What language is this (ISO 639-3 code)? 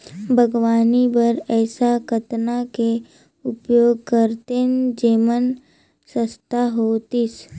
hne